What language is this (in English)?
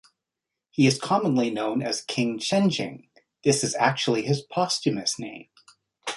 English